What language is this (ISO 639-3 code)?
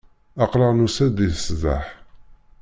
kab